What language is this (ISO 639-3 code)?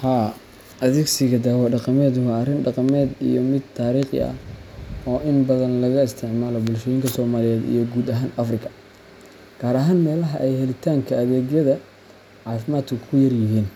som